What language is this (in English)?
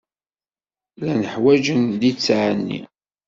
Kabyle